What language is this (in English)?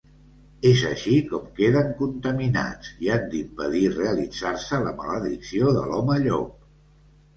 Catalan